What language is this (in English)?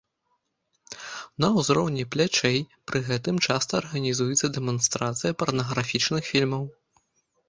Belarusian